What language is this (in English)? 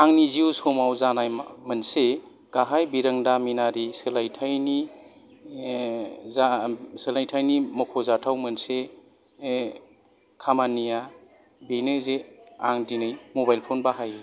Bodo